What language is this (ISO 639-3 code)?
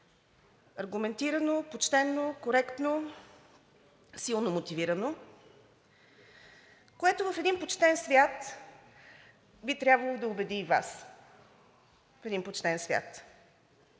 bul